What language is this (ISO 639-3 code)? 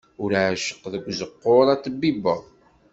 kab